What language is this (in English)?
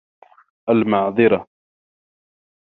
Arabic